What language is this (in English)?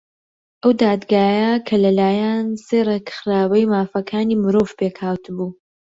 Central Kurdish